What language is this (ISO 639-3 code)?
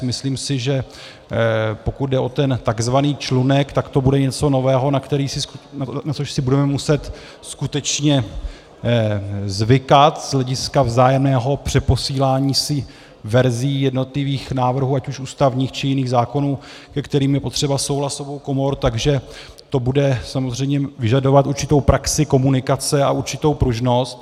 ces